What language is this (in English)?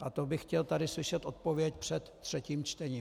Czech